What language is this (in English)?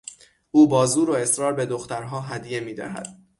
Persian